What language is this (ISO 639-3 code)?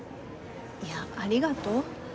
jpn